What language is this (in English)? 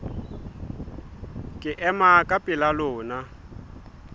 Southern Sotho